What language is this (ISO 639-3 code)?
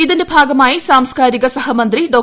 mal